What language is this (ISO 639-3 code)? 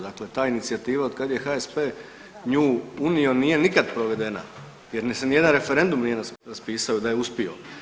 hrv